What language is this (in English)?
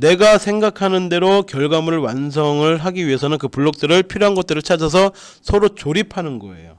Korean